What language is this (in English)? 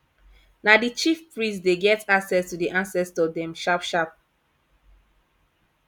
Nigerian Pidgin